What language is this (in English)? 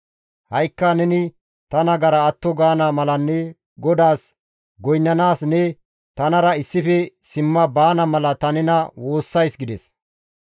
Gamo